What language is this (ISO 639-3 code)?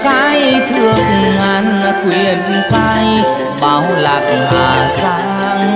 vie